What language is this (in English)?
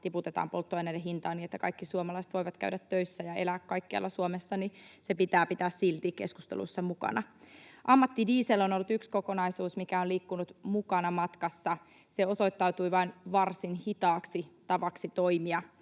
Finnish